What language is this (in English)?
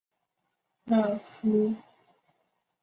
Chinese